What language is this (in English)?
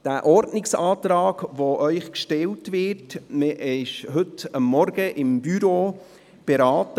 Swiss German